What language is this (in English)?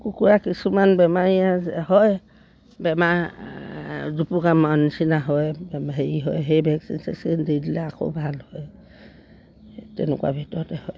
Assamese